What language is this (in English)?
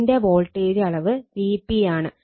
Malayalam